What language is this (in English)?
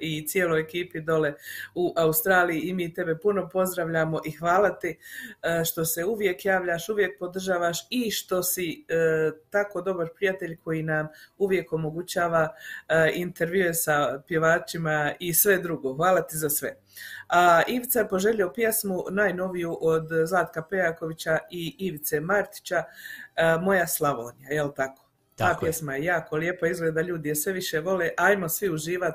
Croatian